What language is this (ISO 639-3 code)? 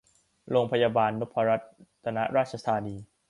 tha